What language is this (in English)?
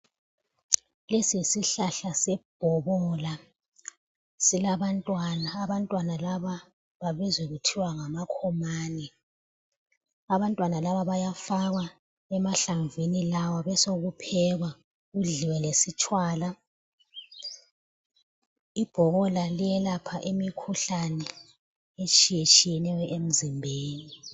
North Ndebele